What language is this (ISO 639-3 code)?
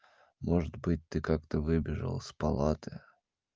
rus